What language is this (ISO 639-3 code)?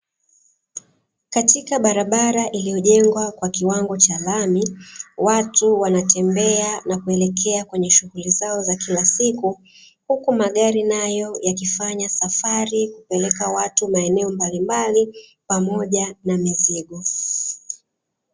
swa